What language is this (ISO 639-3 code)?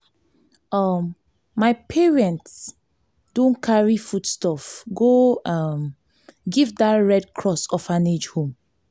pcm